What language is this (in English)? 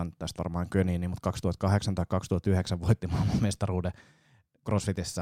Finnish